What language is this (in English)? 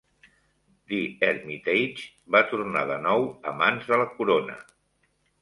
Catalan